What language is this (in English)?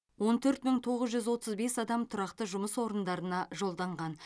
Kazakh